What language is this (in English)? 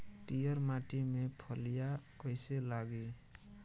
Bhojpuri